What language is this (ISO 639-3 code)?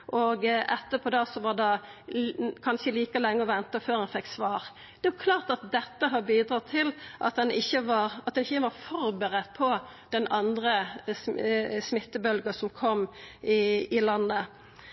nno